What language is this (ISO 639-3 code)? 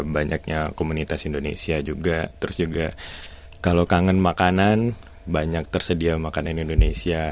ind